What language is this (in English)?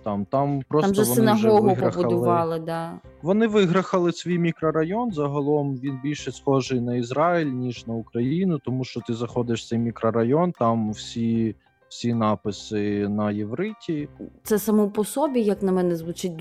Ukrainian